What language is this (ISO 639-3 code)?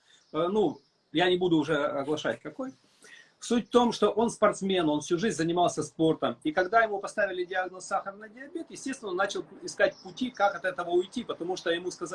rus